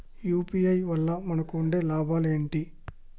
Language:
Telugu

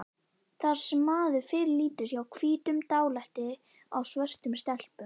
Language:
Icelandic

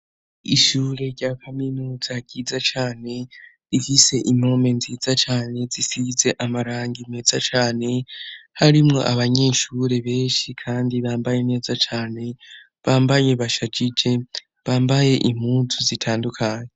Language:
Rundi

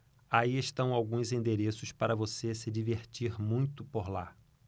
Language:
Portuguese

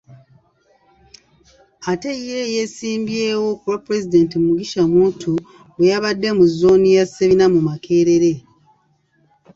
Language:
Ganda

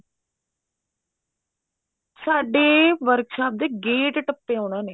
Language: Punjabi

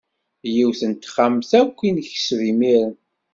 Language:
Kabyle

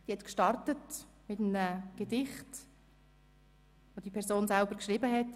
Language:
Swiss German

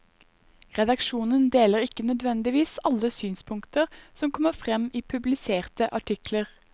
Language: Norwegian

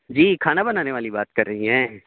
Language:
Urdu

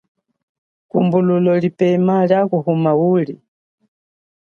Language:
Chokwe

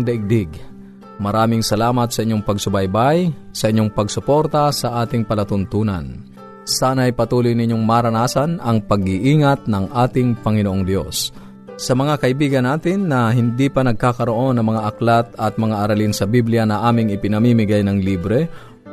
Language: Filipino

